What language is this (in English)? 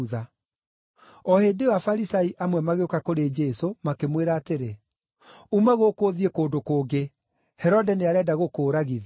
Kikuyu